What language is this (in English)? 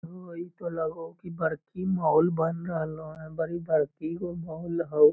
Magahi